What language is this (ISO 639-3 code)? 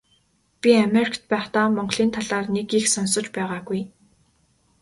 mon